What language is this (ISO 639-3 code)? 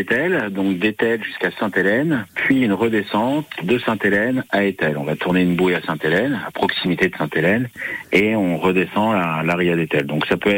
fra